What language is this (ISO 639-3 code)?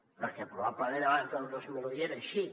cat